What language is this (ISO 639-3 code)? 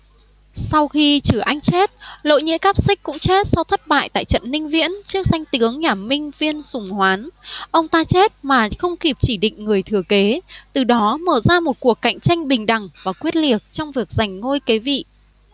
vie